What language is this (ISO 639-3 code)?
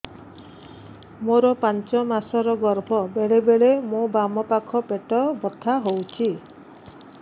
ori